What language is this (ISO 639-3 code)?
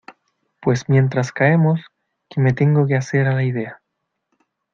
spa